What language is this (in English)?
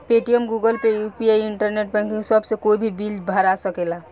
Bhojpuri